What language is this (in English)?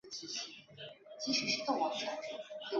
Chinese